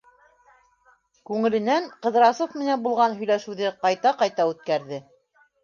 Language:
Bashkir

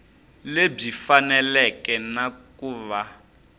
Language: Tsonga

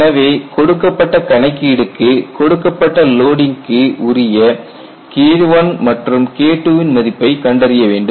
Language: Tamil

